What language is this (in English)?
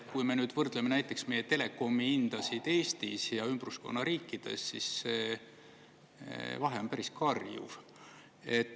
Estonian